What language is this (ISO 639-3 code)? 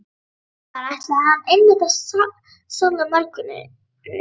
isl